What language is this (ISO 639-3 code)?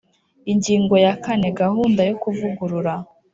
kin